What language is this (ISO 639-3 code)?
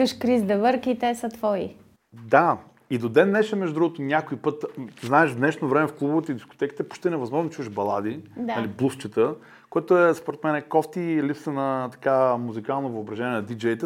bul